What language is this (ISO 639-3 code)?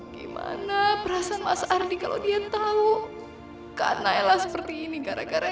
ind